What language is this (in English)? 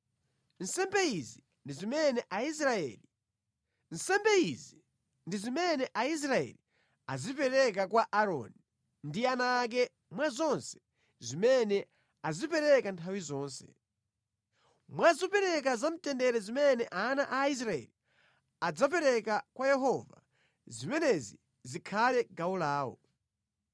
Nyanja